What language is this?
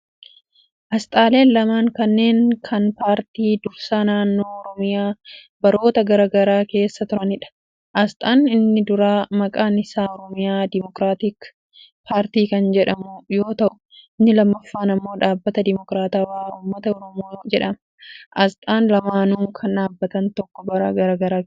Oromo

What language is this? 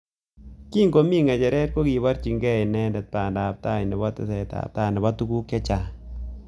Kalenjin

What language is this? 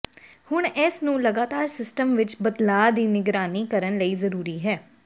Punjabi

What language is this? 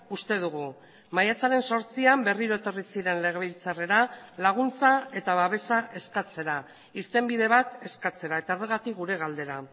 Basque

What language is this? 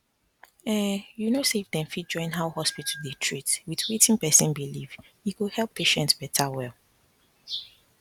Nigerian Pidgin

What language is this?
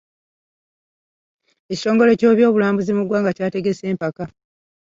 Ganda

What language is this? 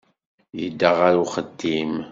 Kabyle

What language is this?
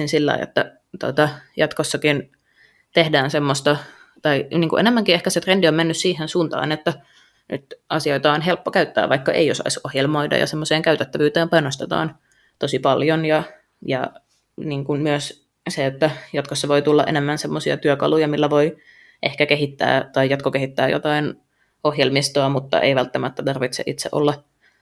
Finnish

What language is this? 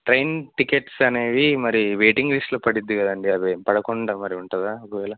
Telugu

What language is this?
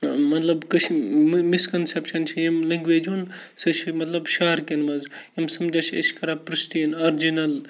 Kashmiri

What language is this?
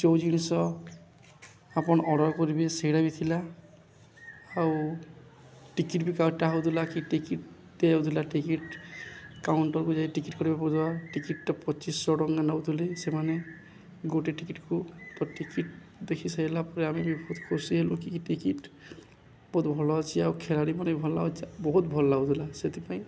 Odia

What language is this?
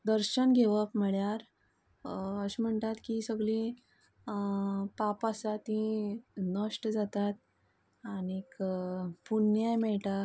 Konkani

